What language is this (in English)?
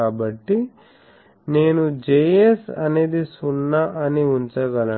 Telugu